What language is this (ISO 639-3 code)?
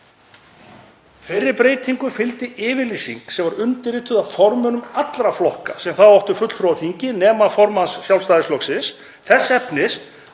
isl